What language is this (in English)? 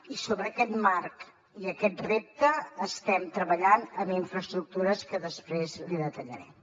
Catalan